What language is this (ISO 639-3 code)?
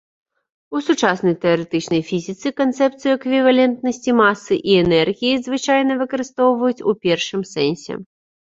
bel